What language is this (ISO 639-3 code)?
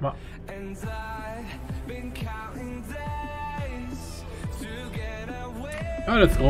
deu